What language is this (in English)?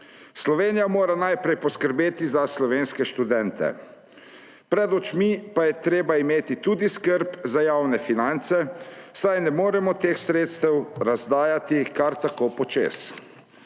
Slovenian